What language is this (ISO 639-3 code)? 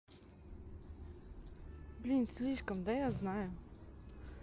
rus